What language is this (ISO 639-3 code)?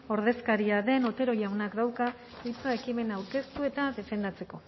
eus